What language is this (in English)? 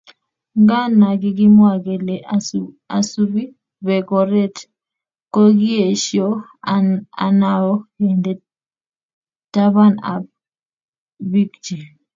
Kalenjin